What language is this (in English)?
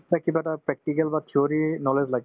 Assamese